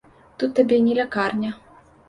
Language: Belarusian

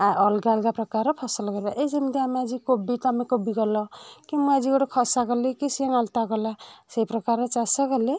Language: Odia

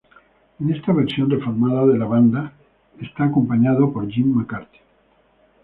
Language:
Spanish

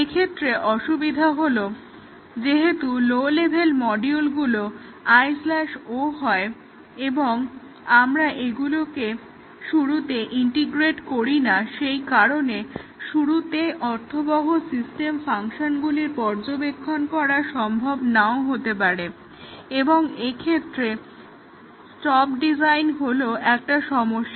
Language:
Bangla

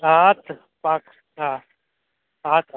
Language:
Gujarati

